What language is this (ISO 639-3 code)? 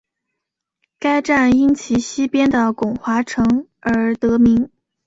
zho